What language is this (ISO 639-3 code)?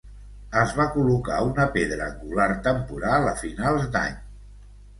cat